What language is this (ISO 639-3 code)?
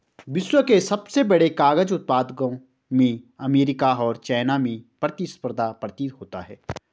hin